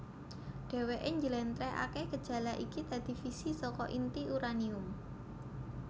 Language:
Javanese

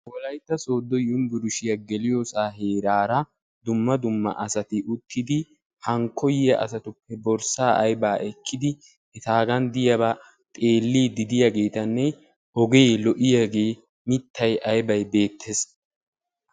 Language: Wolaytta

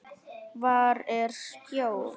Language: Icelandic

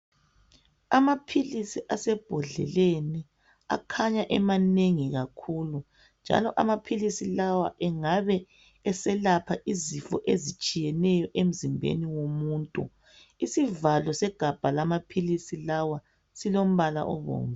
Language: North Ndebele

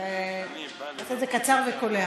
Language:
Hebrew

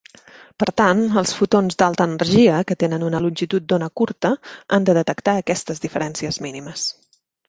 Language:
Catalan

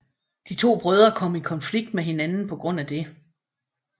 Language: Danish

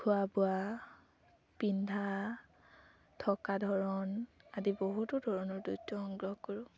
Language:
Assamese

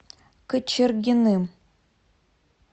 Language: Russian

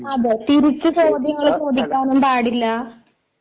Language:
Malayalam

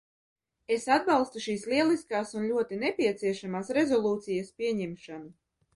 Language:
Latvian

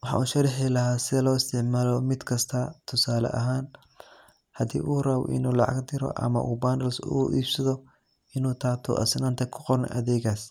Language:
Somali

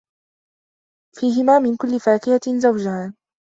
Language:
Arabic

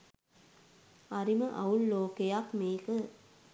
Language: Sinhala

